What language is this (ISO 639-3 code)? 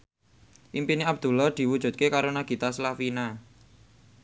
jav